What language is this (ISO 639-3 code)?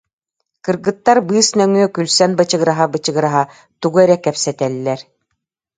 sah